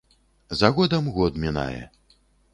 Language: Belarusian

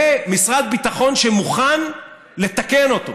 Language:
Hebrew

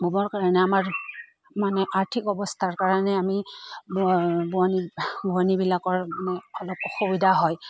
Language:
Assamese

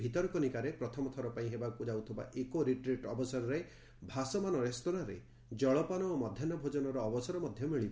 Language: Odia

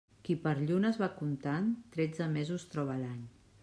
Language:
Catalan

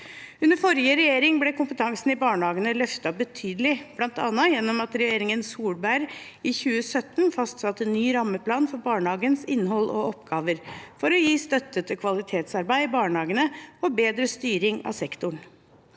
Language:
Norwegian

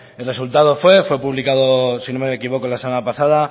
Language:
Spanish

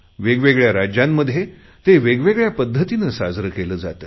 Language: Marathi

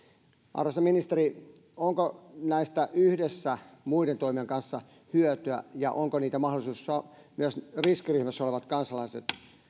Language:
Finnish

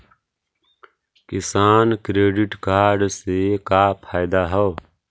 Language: Magahi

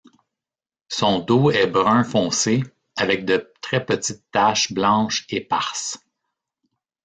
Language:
French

